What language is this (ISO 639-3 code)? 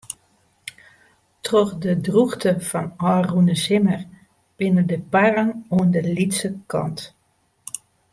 fry